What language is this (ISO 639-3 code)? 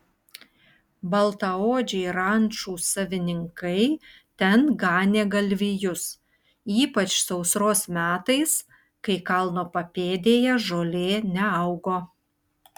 lit